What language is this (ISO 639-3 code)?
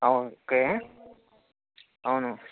tel